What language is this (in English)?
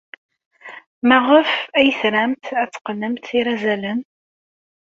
Kabyle